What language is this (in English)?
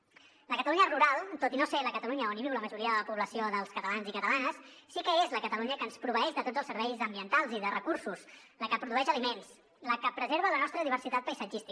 Catalan